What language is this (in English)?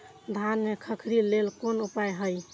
Maithili